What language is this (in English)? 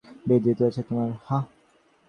Bangla